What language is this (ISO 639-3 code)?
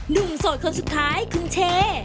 tha